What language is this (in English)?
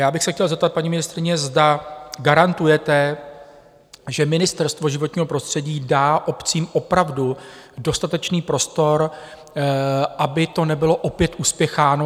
Czech